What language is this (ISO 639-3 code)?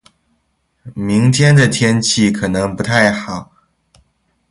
zho